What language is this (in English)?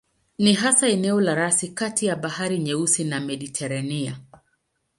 Swahili